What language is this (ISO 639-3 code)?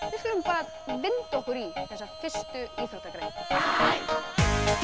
isl